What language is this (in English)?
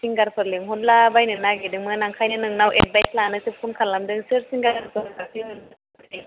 Bodo